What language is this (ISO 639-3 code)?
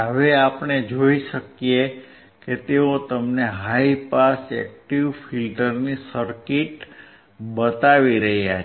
guj